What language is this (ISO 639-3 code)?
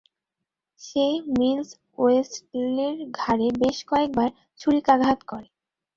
ben